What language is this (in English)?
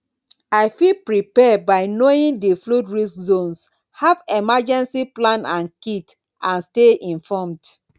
Nigerian Pidgin